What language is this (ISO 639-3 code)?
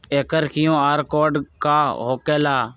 mag